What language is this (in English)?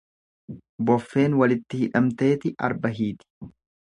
Oromo